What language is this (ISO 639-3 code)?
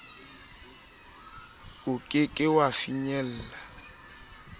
sot